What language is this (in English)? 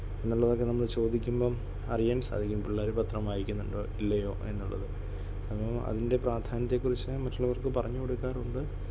Malayalam